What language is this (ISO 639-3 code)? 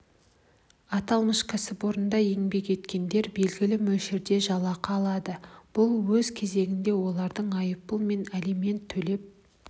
kaz